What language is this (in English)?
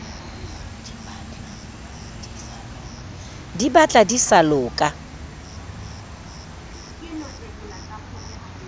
Southern Sotho